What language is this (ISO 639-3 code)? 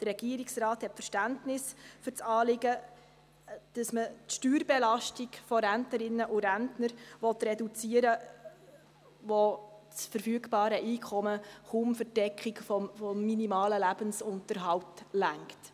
gsw